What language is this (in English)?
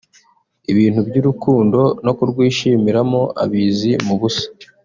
Kinyarwanda